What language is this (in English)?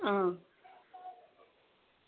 Dogri